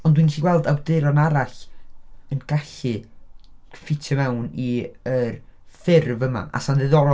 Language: Welsh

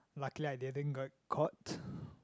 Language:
English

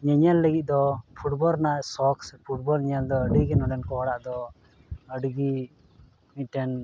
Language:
Santali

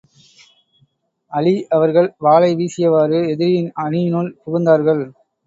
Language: Tamil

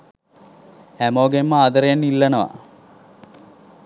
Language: Sinhala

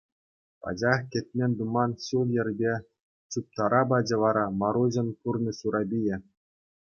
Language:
Chuvash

